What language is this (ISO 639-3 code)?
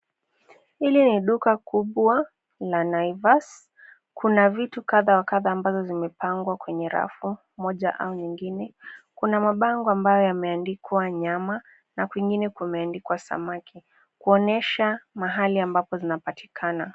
swa